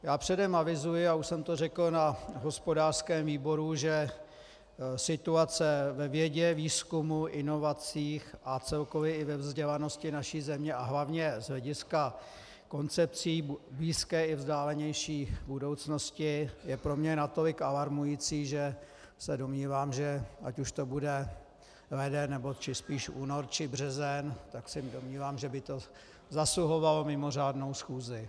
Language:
Czech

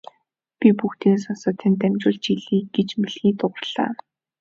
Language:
Mongolian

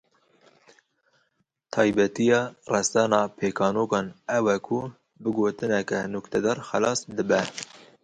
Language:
Kurdish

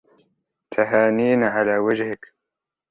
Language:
Arabic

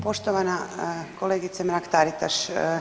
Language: Croatian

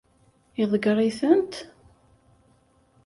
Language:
Kabyle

